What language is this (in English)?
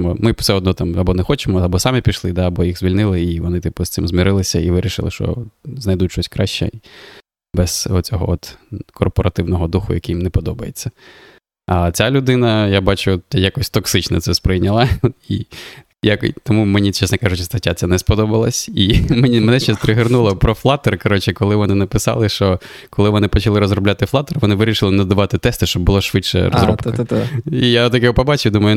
Ukrainian